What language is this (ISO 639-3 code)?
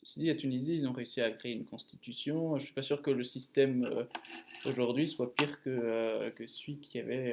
fra